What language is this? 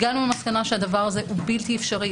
Hebrew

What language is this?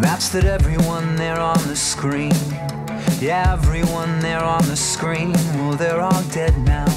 Italian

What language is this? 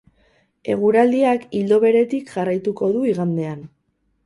Basque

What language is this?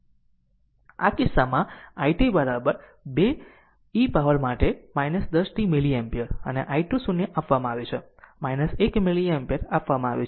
Gujarati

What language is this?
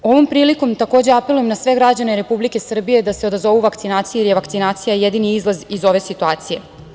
Serbian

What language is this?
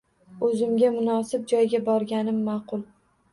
Uzbek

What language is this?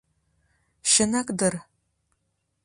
Mari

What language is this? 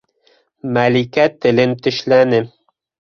Bashkir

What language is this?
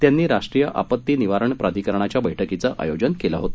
Marathi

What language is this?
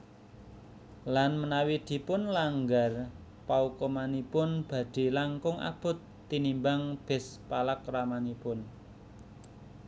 Javanese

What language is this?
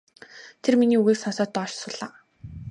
Mongolian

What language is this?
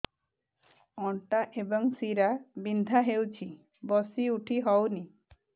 Odia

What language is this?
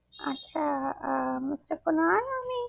Bangla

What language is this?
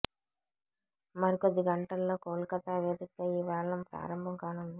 Telugu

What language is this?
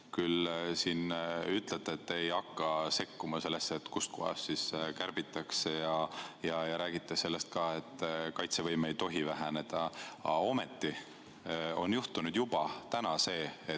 Estonian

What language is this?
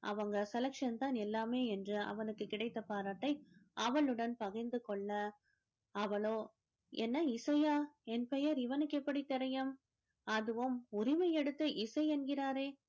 Tamil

